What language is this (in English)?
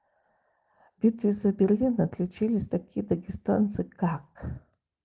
Russian